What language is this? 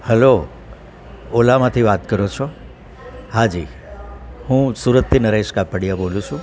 Gujarati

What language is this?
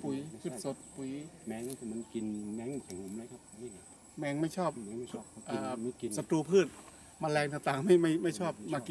Thai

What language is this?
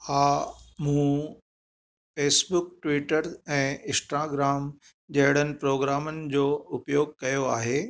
Sindhi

